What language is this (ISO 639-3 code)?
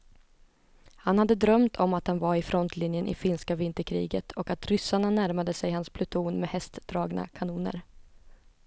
swe